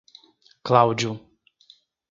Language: Portuguese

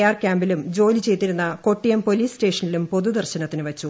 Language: Malayalam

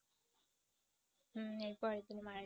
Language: Bangla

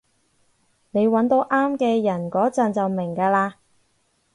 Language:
Cantonese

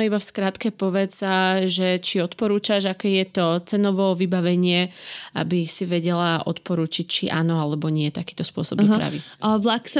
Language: Slovak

